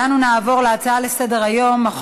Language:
Hebrew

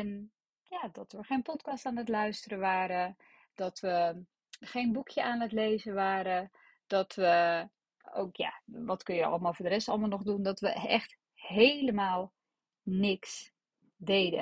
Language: Dutch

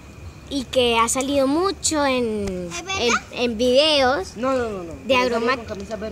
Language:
Spanish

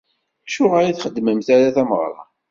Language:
Kabyle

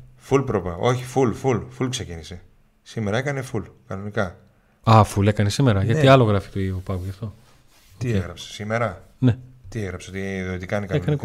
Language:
Greek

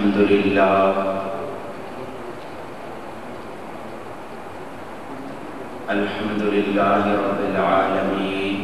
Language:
Arabic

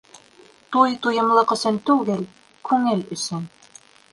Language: Bashkir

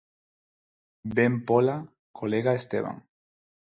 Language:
Galician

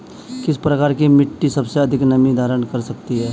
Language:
Hindi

